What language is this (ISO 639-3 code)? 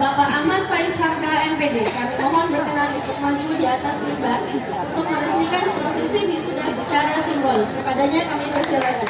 ind